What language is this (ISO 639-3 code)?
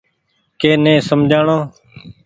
gig